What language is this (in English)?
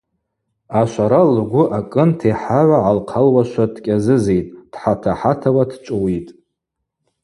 Abaza